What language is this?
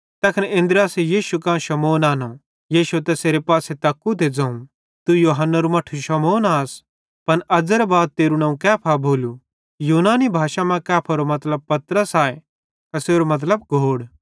Bhadrawahi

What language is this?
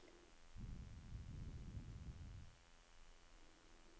Norwegian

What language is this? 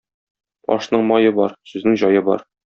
Tatar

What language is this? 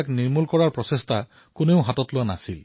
Assamese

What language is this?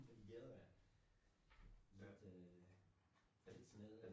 Danish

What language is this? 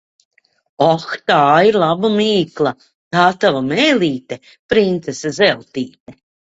Latvian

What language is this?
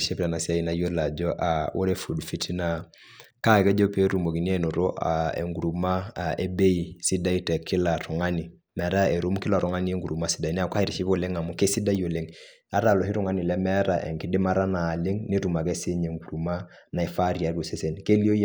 Masai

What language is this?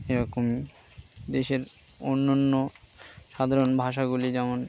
Bangla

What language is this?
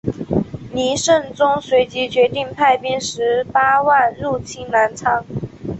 Chinese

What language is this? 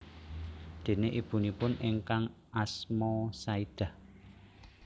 Javanese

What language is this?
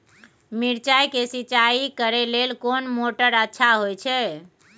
Maithili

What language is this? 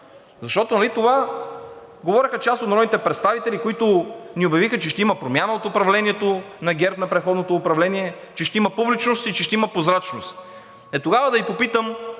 Bulgarian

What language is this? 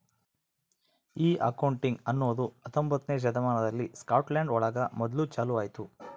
Kannada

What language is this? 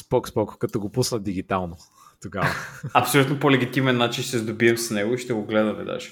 Bulgarian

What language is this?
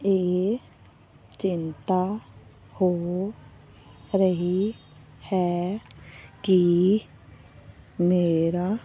Punjabi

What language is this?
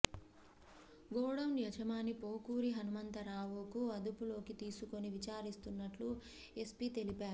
Telugu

